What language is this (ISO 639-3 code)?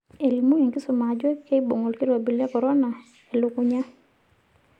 mas